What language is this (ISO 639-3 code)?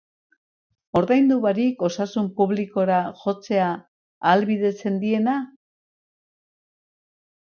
eus